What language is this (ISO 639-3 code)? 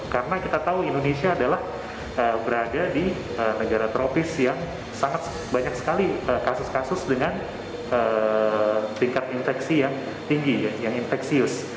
ind